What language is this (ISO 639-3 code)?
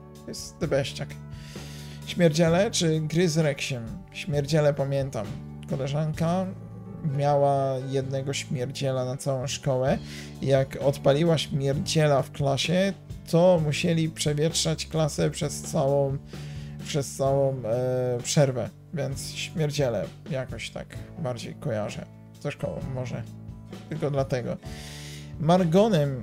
pol